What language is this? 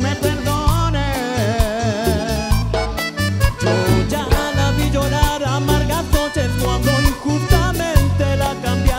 Spanish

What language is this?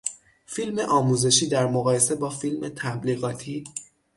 Persian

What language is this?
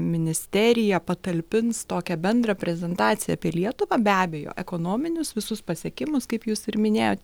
Lithuanian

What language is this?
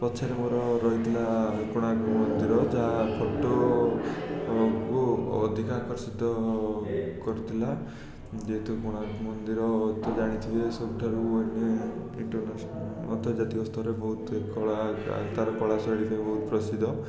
Odia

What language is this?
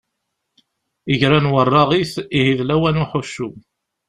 Kabyle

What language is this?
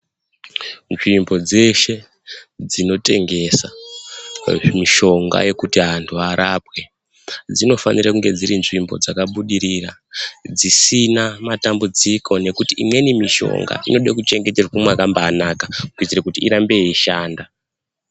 Ndau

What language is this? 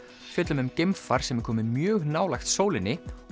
Icelandic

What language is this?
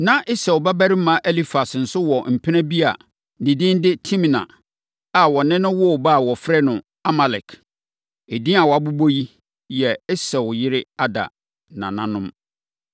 Akan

